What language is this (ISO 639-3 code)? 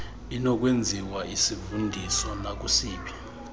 xho